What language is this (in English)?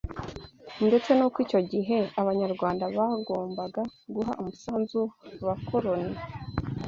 Kinyarwanda